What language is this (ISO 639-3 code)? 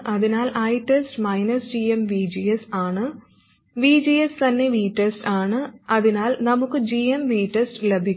mal